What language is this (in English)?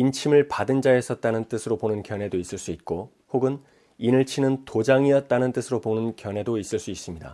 Korean